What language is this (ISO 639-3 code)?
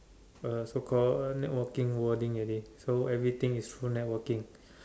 eng